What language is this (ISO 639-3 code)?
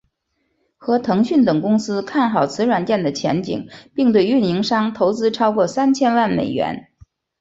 zho